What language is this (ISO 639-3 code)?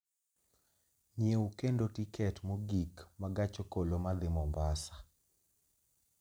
luo